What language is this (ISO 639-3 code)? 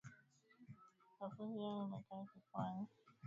swa